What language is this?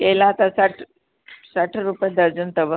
Sindhi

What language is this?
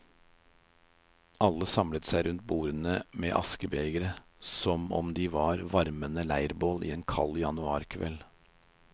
Norwegian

